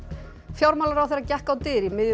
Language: Icelandic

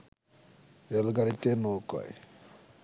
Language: Bangla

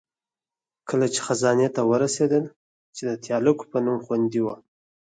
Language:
Pashto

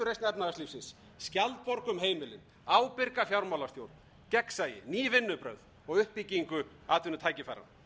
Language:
Icelandic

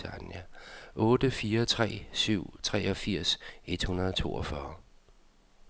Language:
Danish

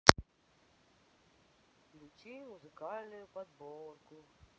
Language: Russian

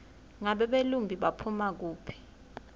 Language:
Swati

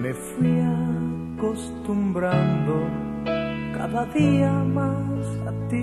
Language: Spanish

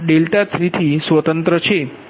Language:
Gujarati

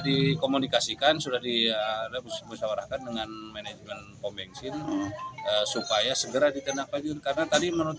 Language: Indonesian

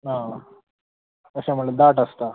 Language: Konkani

